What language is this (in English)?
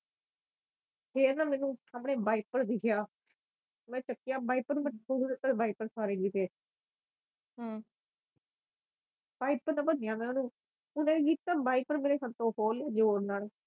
Punjabi